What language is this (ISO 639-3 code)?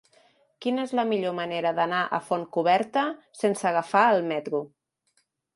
cat